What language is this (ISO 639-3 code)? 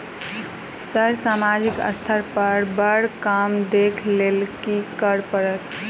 mai